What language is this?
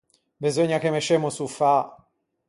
Ligurian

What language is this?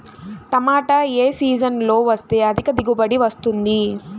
Telugu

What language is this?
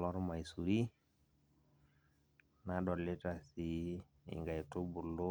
Masai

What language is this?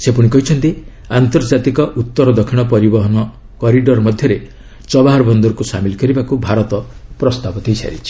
Odia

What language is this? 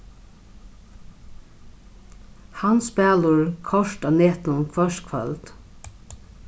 Faroese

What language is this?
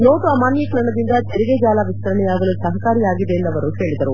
Kannada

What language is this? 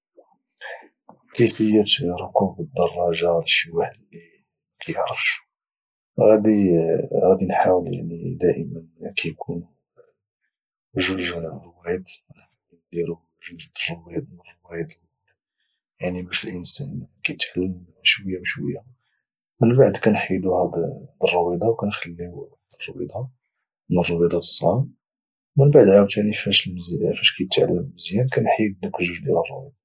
Moroccan Arabic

